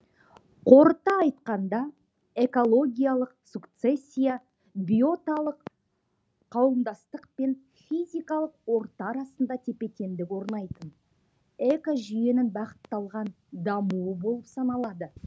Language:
Kazakh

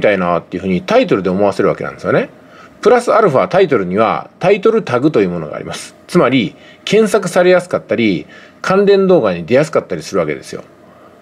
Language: Japanese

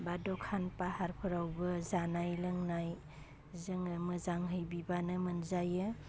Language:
Bodo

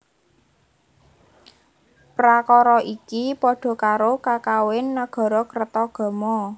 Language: Javanese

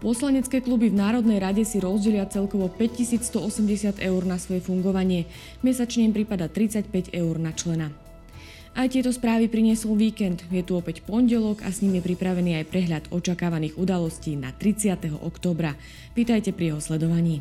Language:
Slovak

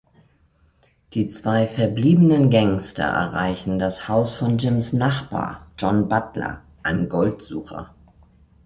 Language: German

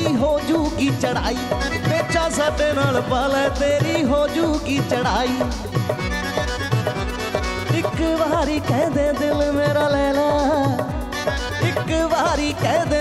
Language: Punjabi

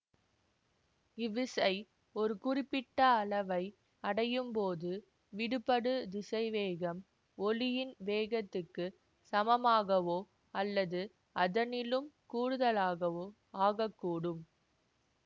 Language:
Tamil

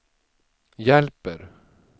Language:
Swedish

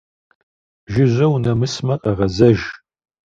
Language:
Kabardian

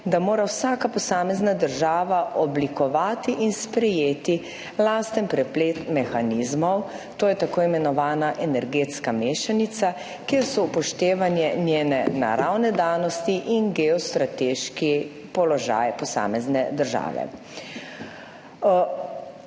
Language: Slovenian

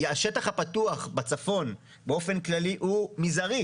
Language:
Hebrew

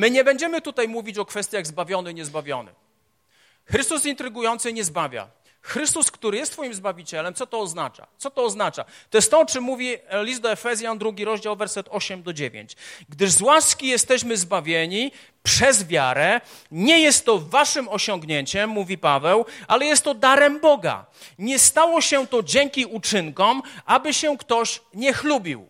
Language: Polish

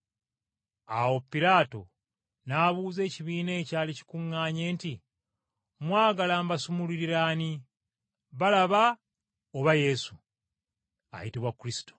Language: Ganda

